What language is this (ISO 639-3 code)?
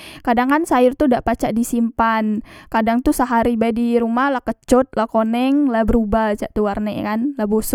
mui